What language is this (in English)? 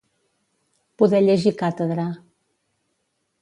Catalan